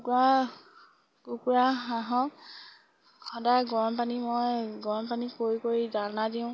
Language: Assamese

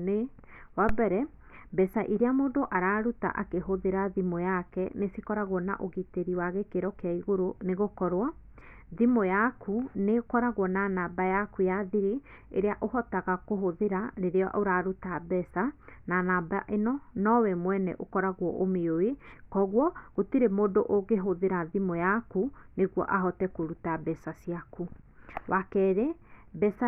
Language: Kikuyu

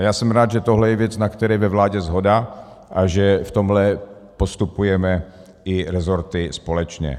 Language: Czech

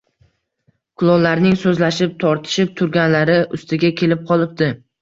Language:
Uzbek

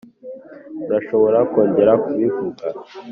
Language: Kinyarwanda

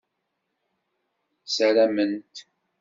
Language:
Kabyle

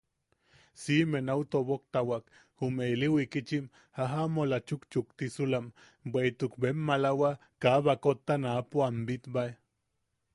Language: Yaqui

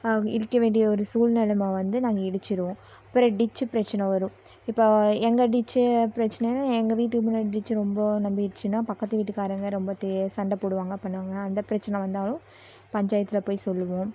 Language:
Tamil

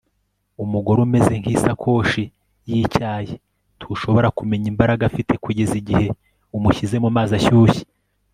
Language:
Kinyarwanda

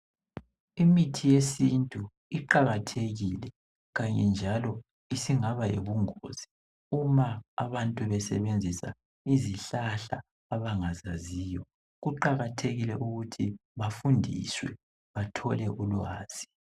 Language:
North Ndebele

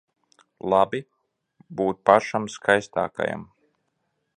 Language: Latvian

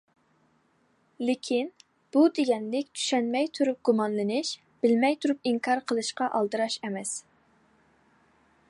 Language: Uyghur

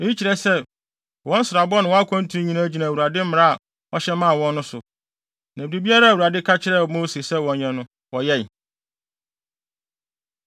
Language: Akan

